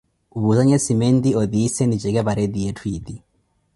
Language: Koti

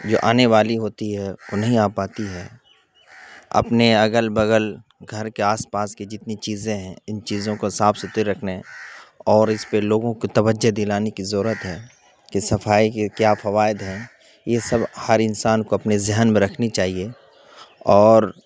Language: Urdu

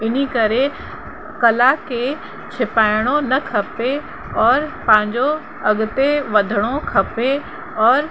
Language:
Sindhi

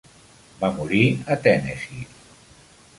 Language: Catalan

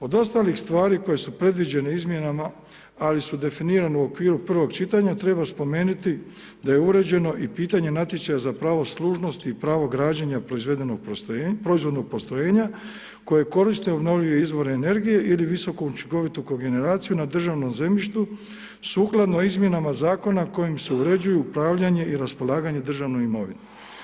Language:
Croatian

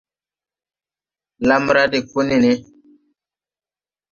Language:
Tupuri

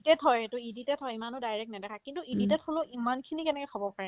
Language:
Assamese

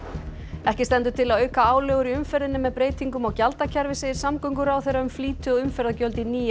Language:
Icelandic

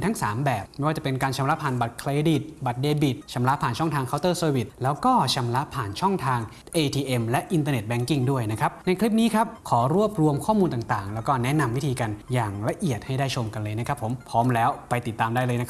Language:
Thai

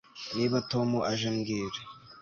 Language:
Kinyarwanda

